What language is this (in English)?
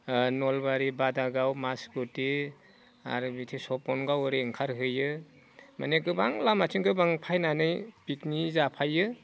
Bodo